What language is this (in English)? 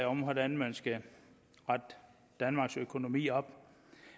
Danish